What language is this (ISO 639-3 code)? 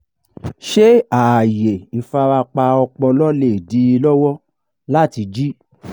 yor